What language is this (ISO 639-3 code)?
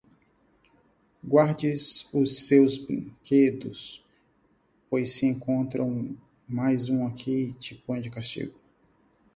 por